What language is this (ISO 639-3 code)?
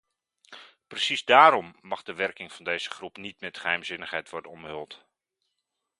nld